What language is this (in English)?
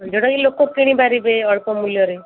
Odia